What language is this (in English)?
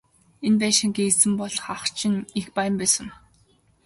Mongolian